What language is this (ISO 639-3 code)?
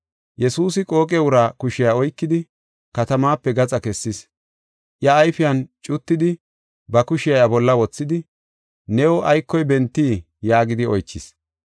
gof